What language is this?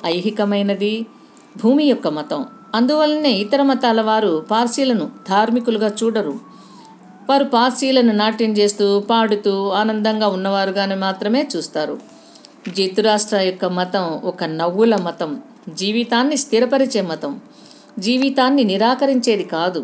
Telugu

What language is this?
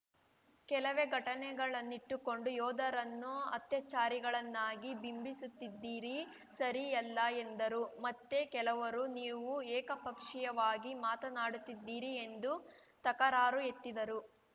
Kannada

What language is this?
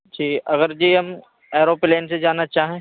Urdu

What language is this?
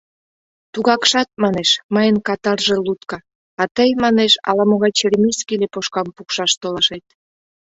Mari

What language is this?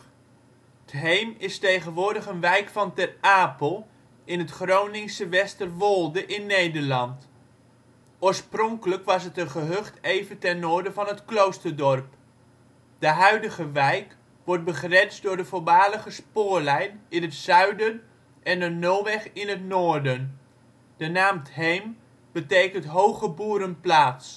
Dutch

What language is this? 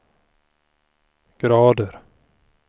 Swedish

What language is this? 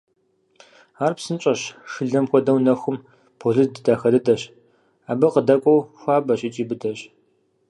Kabardian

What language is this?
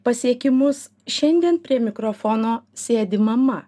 Lithuanian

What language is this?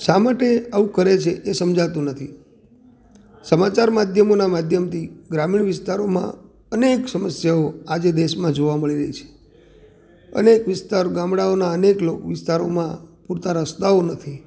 Gujarati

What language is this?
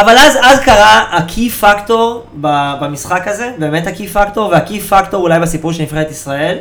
Hebrew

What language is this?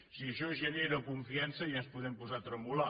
Catalan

